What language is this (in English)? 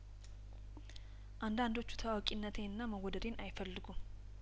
Amharic